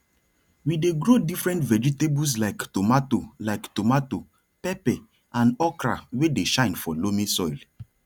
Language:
Nigerian Pidgin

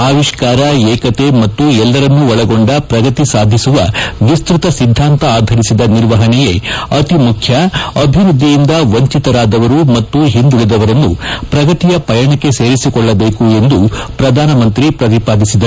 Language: Kannada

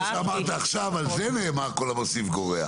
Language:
Hebrew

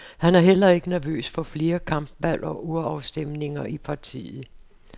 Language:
Danish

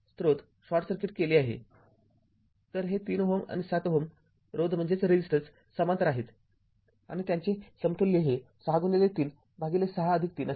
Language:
Marathi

